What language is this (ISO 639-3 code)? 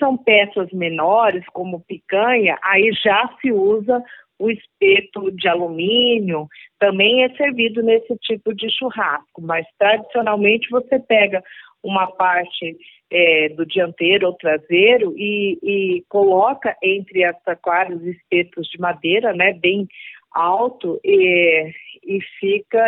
por